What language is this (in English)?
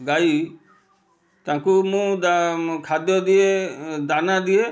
Odia